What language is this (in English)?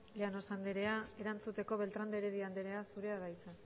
Basque